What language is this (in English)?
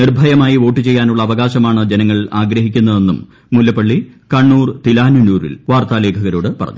Malayalam